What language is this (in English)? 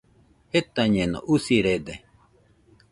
Nüpode Huitoto